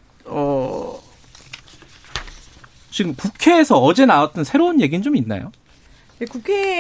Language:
Korean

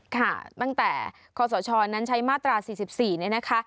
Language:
Thai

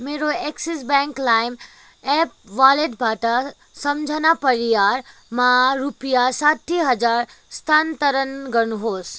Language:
Nepali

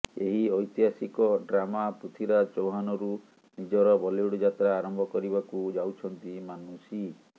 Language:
Odia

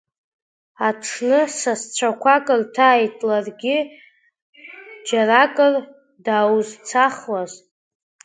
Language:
Abkhazian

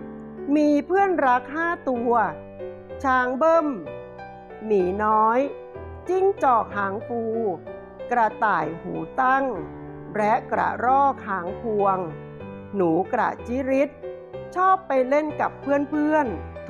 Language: Thai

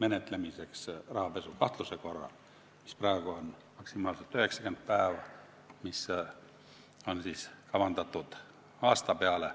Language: Estonian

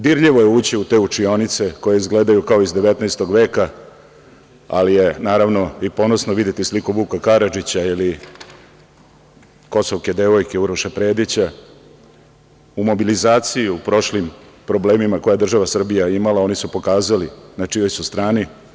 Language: Serbian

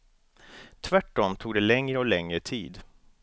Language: Swedish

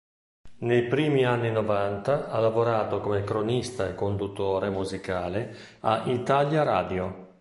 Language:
Italian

